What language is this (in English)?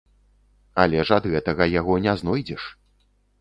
Belarusian